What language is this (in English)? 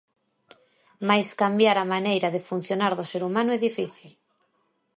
Galician